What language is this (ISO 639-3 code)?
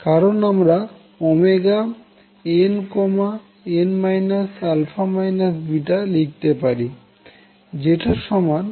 ben